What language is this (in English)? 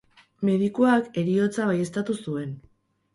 Basque